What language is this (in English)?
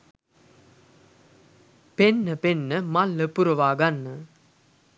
Sinhala